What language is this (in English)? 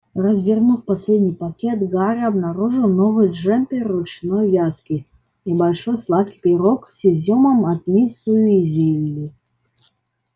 Russian